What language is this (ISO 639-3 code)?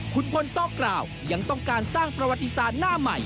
tha